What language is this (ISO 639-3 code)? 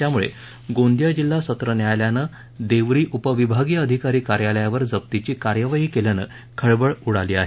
mar